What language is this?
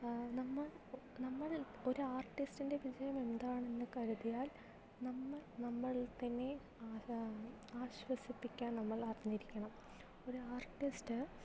Malayalam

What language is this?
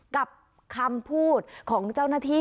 Thai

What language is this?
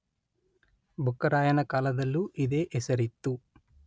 Kannada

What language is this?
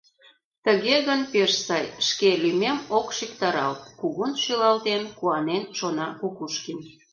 Mari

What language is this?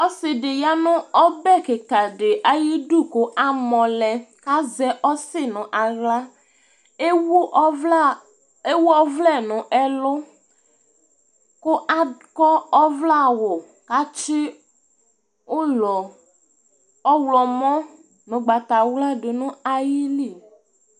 Ikposo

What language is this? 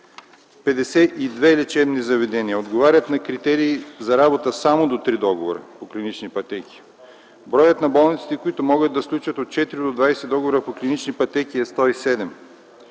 Bulgarian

